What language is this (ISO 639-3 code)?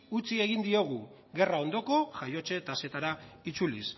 eus